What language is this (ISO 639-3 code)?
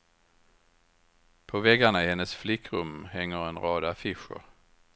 swe